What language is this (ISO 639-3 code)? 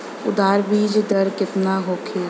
bho